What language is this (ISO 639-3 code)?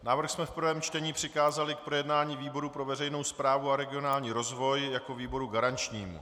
ces